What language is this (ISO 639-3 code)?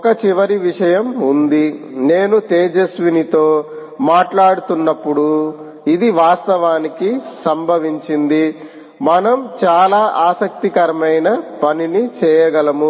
tel